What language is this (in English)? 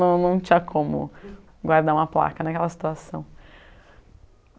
Portuguese